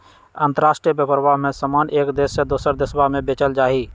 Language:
Magahi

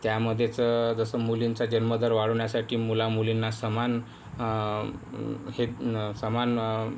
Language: Marathi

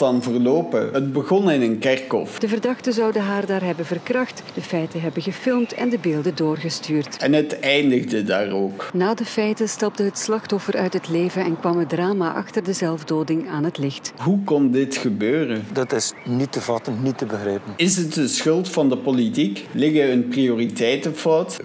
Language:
Dutch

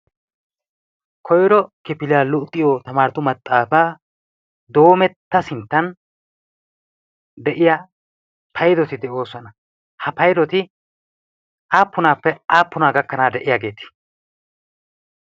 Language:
Wolaytta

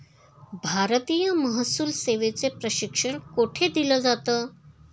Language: Marathi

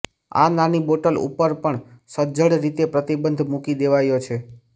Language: Gujarati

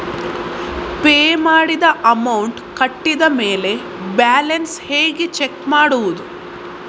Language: Kannada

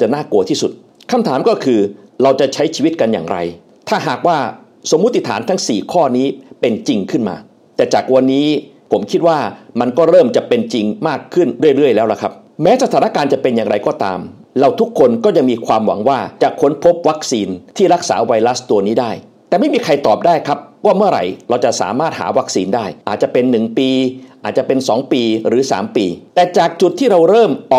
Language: Thai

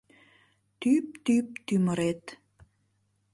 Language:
Mari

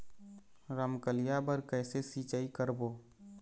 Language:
Chhattisgarhi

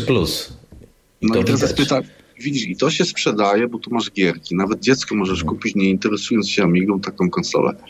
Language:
Polish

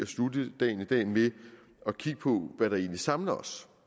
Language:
Danish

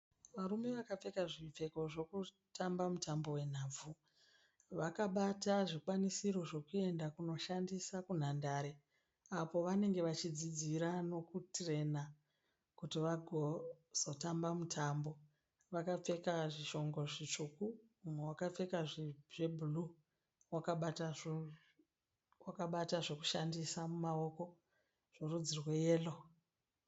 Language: Shona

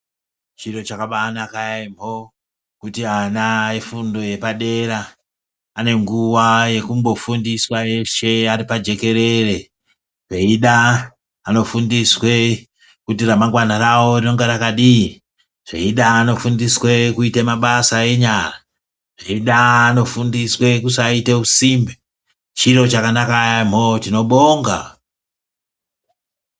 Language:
Ndau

